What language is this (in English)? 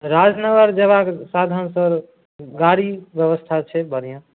Maithili